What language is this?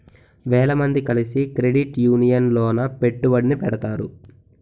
Telugu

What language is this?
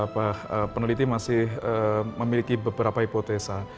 Indonesian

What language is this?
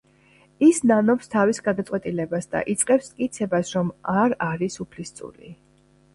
Georgian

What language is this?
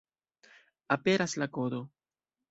Esperanto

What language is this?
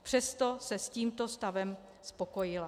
Czech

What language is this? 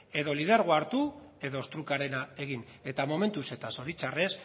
Basque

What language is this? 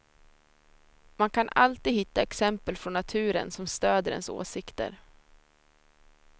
Swedish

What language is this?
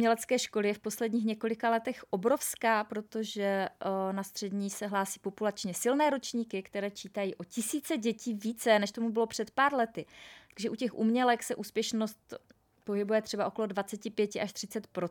Czech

